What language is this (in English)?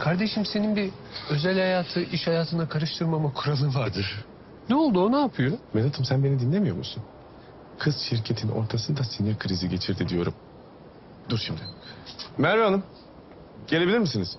Turkish